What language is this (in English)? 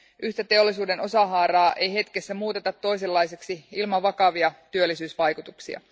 Finnish